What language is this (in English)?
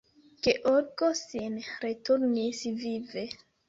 Esperanto